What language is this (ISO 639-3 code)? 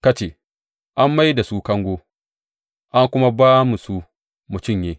hau